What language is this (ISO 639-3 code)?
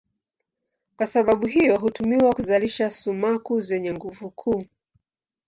swa